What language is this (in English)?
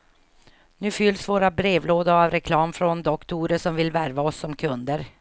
Swedish